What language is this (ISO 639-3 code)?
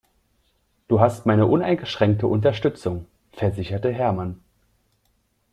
deu